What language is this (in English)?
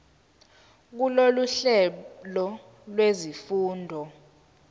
Zulu